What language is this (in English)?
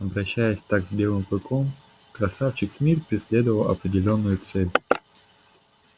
Russian